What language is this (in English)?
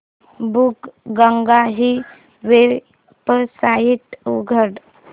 Marathi